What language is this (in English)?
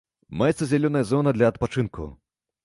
Belarusian